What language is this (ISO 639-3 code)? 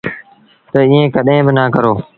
sbn